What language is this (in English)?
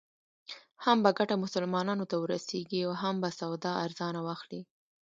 Pashto